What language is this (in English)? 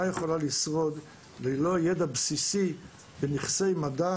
Hebrew